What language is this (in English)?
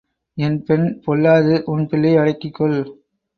Tamil